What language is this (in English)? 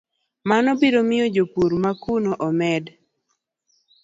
Luo (Kenya and Tanzania)